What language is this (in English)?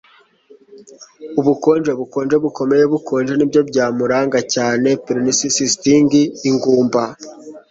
Kinyarwanda